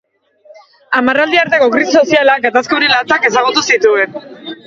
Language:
Basque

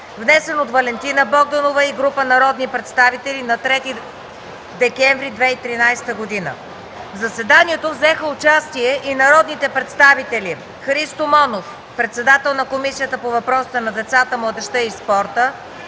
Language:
Bulgarian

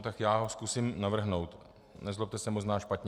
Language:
Czech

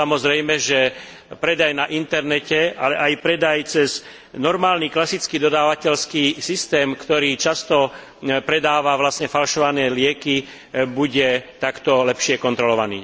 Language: Slovak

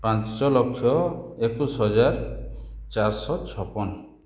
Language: Odia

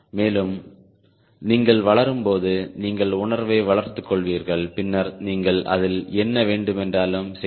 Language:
Tamil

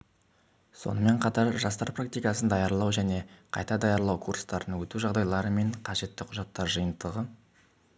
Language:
Kazakh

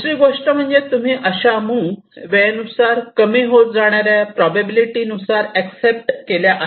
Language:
Marathi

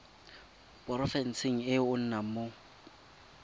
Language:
Tswana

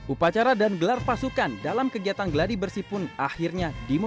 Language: Indonesian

